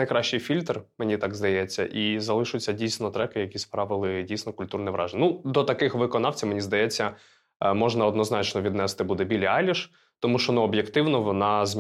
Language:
Ukrainian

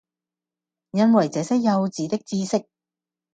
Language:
Cantonese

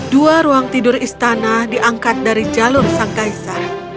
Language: Indonesian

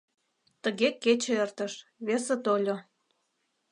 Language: Mari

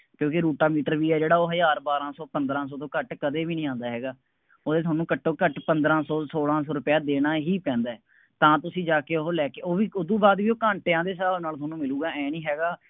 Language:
Punjabi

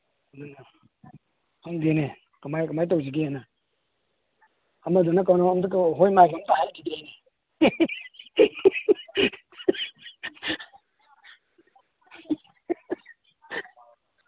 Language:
Manipuri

